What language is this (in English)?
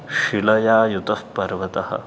Sanskrit